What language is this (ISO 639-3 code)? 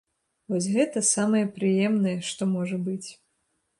bel